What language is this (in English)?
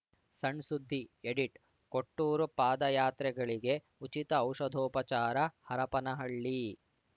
Kannada